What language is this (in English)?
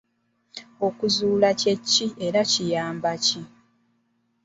Ganda